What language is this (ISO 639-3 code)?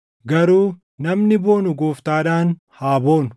orm